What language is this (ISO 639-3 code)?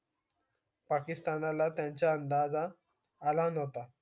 mar